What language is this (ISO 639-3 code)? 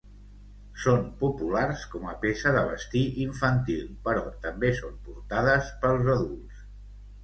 cat